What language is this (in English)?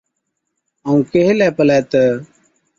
Od